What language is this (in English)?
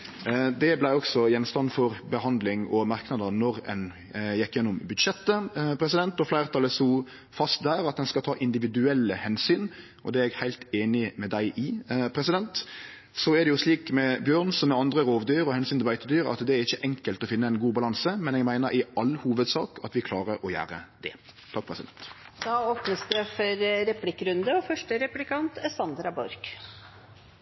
Norwegian